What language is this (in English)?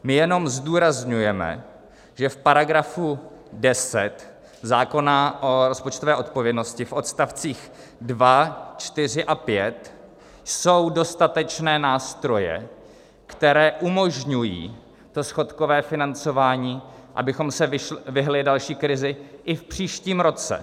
Czech